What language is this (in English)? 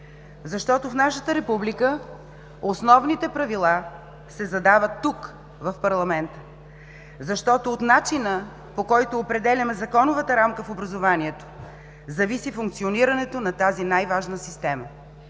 Bulgarian